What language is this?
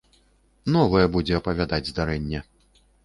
Belarusian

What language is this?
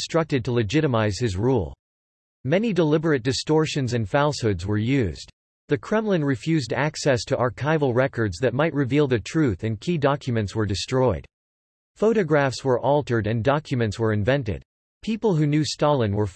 English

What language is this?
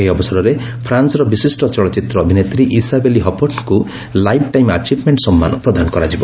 Odia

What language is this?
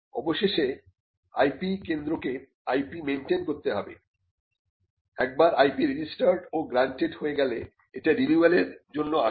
Bangla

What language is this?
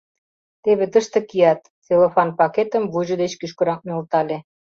Mari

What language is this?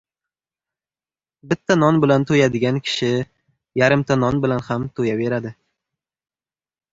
Uzbek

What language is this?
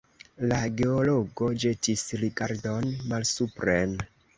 Esperanto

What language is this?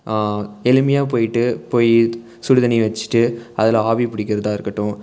Tamil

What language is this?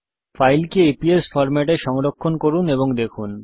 Bangla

